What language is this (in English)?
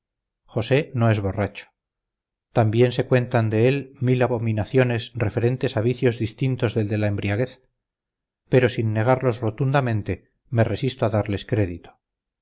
Spanish